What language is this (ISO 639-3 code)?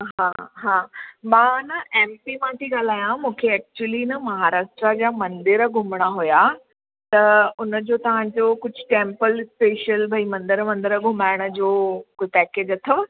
snd